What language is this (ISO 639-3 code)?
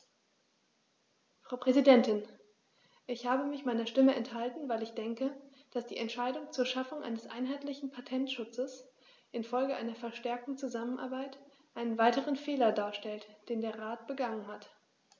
deu